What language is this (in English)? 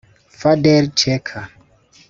Kinyarwanda